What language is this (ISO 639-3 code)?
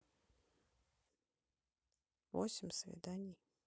rus